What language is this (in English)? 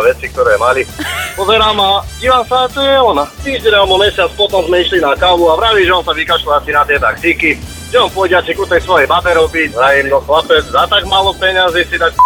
Slovak